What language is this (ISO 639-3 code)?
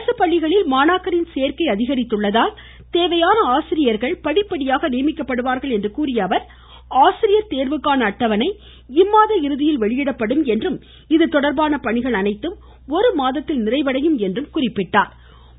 tam